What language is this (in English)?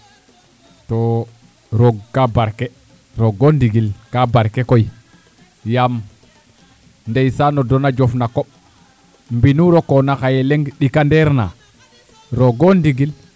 Serer